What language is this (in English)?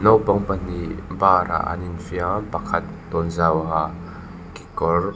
Mizo